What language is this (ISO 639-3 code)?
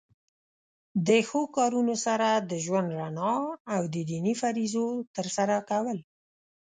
pus